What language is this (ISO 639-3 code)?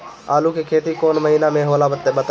bho